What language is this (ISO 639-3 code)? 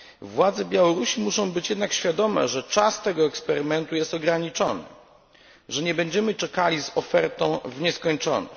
pol